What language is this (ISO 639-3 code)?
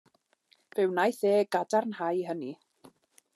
cym